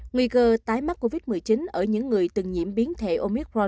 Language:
Vietnamese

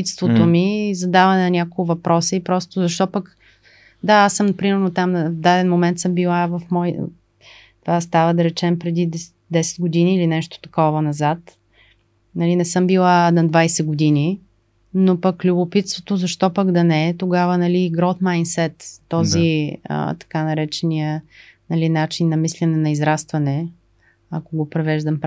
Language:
Bulgarian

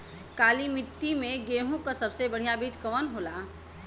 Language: Bhojpuri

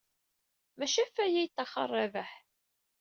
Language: Kabyle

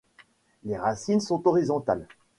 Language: French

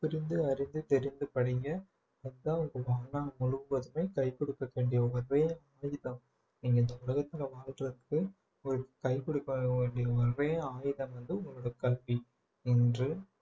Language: Tamil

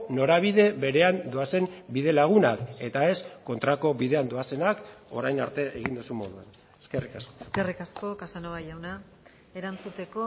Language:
Basque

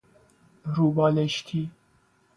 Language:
Persian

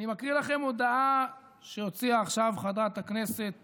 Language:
Hebrew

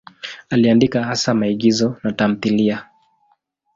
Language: Swahili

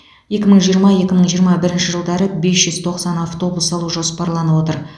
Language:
Kazakh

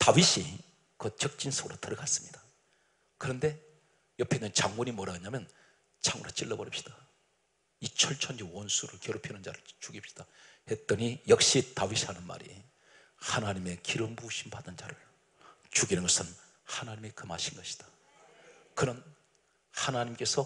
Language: Korean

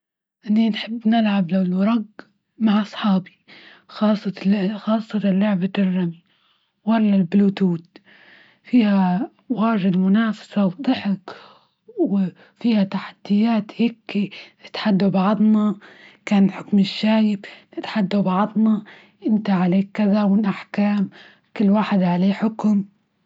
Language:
Libyan Arabic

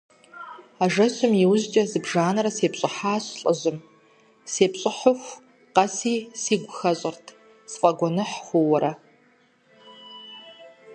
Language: Kabardian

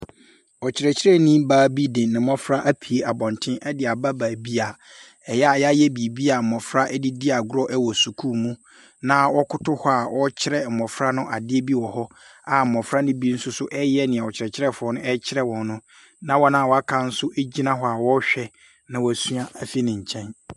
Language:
Akan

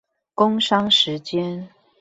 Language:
Chinese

